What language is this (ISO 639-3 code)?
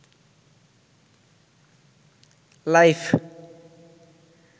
ben